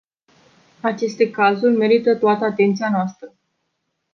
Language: Romanian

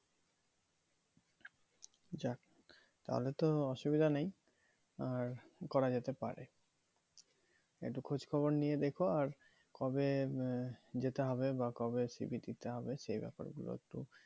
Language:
Bangla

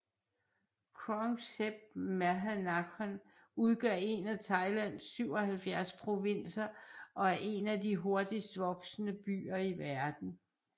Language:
Danish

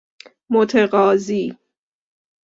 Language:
Persian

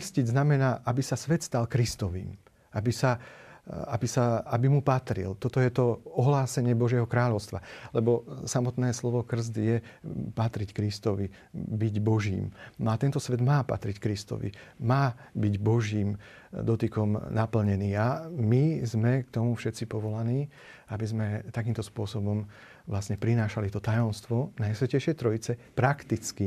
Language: Slovak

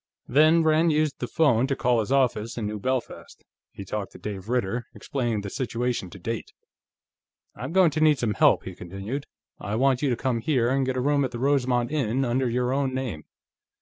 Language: English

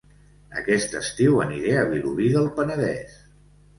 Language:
Catalan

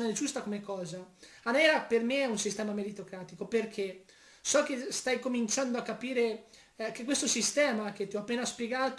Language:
Italian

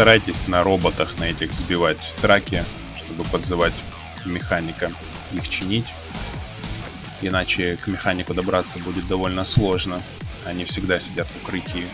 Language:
Russian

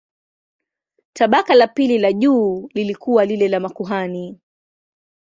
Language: Swahili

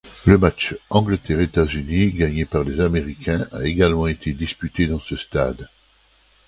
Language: French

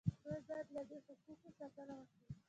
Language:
Pashto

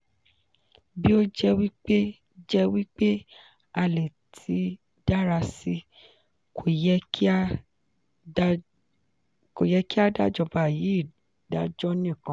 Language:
Yoruba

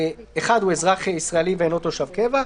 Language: Hebrew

